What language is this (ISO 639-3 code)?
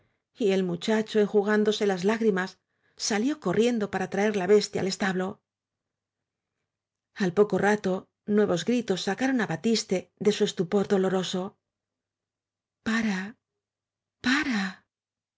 spa